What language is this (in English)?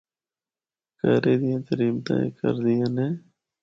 Northern Hindko